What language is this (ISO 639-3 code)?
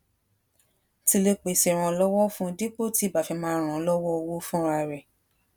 yor